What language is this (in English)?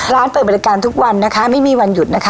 Thai